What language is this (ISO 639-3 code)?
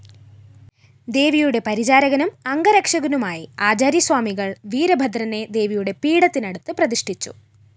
mal